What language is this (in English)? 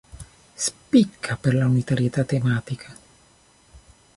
Italian